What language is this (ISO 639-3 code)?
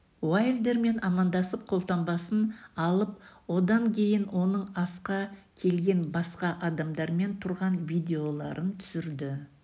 kaz